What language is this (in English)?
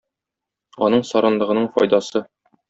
Tatar